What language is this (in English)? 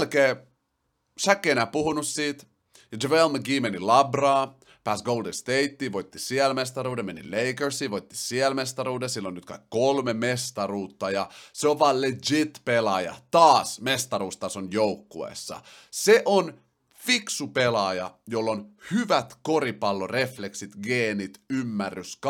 Finnish